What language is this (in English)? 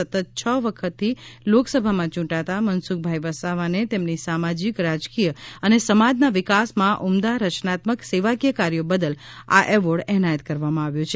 Gujarati